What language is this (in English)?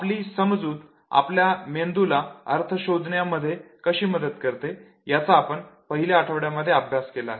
Marathi